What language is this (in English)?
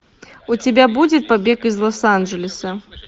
Russian